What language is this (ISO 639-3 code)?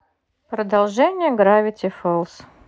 rus